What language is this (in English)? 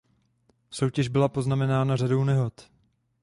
Czech